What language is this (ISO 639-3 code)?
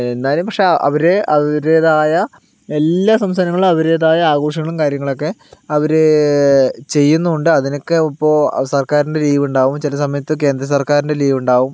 mal